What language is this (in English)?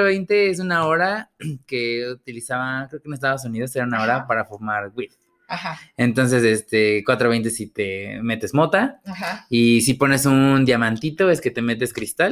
Spanish